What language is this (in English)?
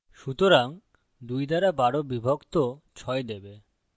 Bangla